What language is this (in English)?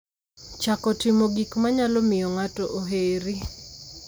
Luo (Kenya and Tanzania)